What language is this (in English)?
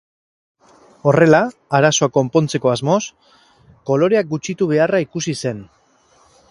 Basque